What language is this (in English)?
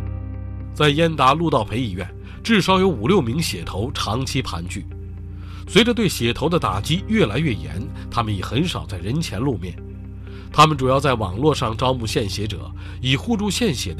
Chinese